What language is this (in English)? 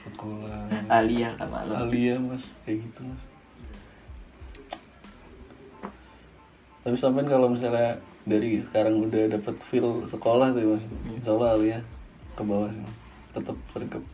Indonesian